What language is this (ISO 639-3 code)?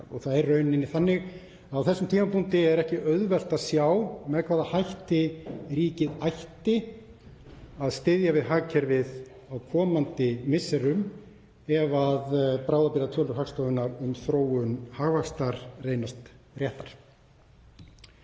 isl